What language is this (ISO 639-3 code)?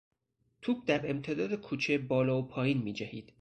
fas